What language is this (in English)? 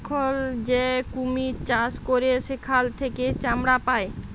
Bangla